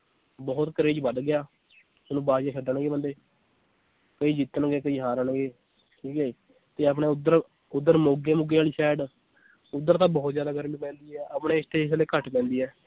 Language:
Punjabi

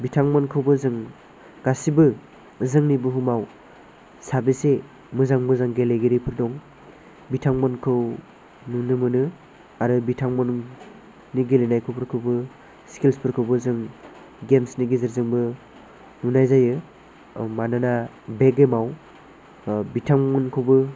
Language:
Bodo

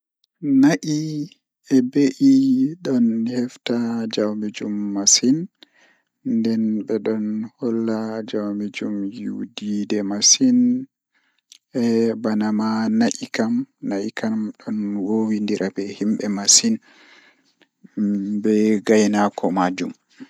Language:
Fula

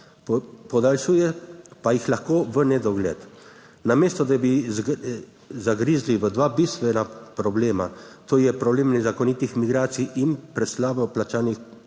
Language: Slovenian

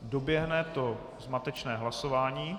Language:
Czech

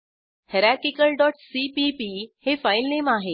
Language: Marathi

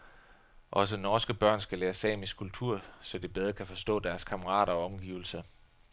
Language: Danish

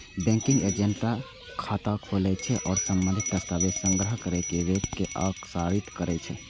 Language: Maithili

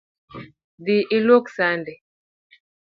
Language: Luo (Kenya and Tanzania)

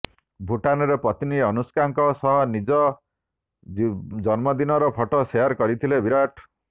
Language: Odia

